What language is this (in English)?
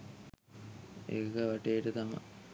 Sinhala